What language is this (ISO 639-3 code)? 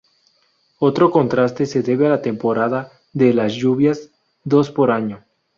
spa